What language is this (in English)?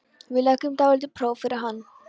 Icelandic